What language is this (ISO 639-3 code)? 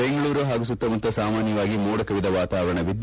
kan